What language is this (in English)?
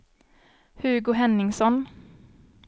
Swedish